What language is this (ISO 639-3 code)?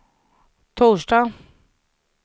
swe